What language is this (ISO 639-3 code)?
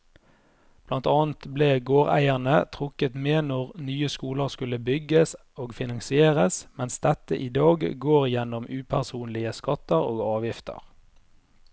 nor